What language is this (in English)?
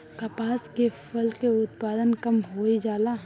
Bhojpuri